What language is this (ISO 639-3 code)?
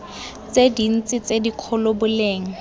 tsn